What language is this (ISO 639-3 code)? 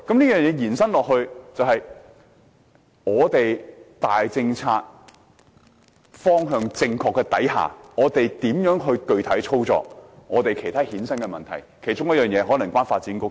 yue